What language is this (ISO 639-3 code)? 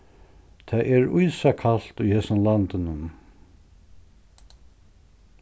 fao